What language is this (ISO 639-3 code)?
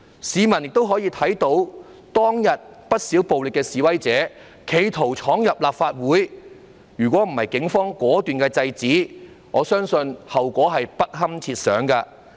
yue